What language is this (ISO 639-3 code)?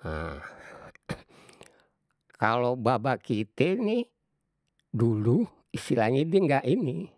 bew